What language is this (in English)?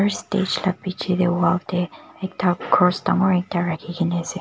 Naga Pidgin